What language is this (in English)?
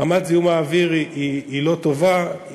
Hebrew